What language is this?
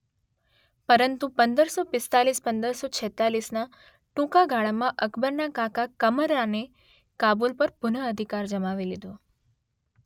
Gujarati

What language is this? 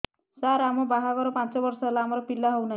Odia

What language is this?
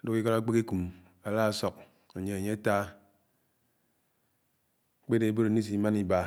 Anaang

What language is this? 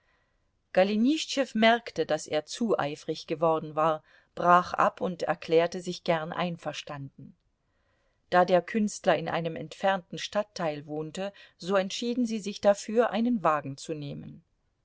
German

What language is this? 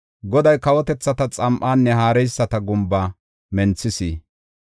Gofa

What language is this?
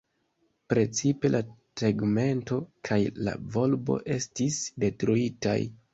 Esperanto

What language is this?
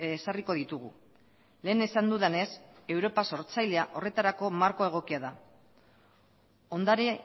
Basque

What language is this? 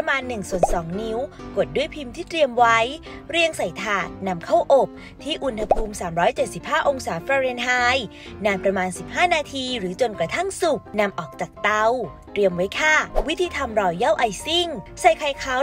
Thai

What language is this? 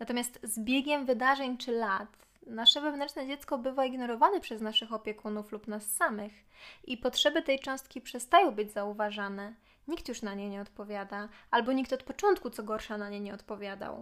Polish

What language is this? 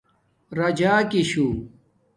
Domaaki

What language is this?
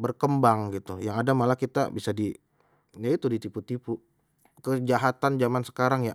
Betawi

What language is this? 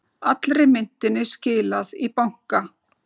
Icelandic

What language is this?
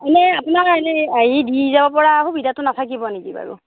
Assamese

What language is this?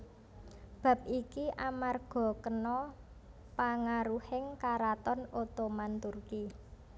Javanese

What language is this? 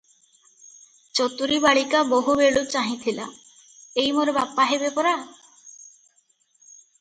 Odia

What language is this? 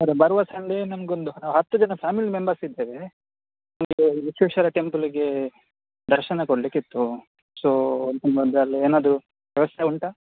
Kannada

